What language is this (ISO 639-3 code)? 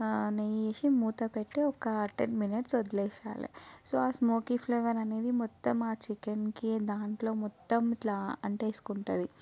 tel